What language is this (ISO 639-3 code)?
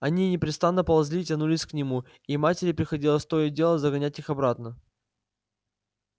rus